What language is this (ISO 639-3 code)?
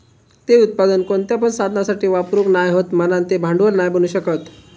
mar